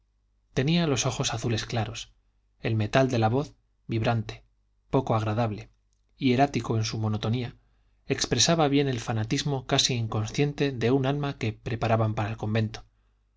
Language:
Spanish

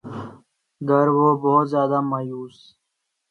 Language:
Urdu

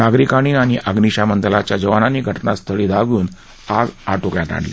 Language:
Marathi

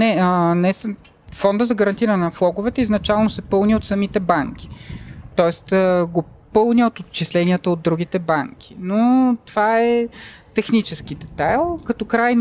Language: Bulgarian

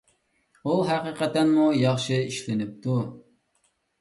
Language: Uyghur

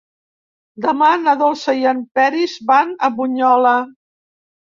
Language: Catalan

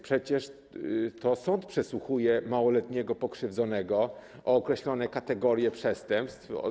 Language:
Polish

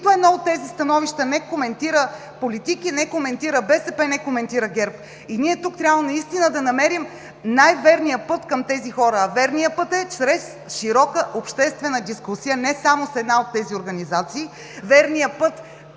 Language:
Bulgarian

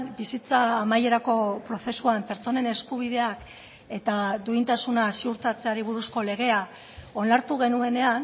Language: Basque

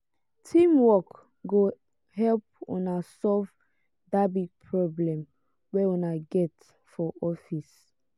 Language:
Nigerian Pidgin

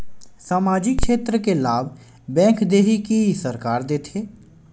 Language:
Chhattisgarhi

